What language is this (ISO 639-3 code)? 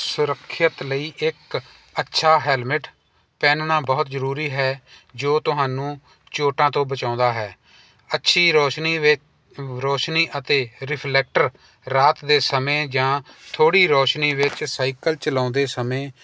pan